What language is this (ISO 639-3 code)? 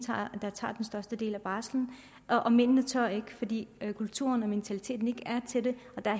dan